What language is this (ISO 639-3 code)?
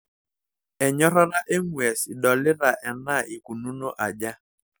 mas